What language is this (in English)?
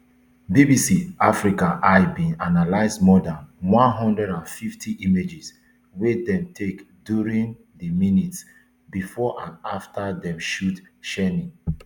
Nigerian Pidgin